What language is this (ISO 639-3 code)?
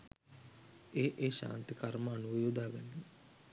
sin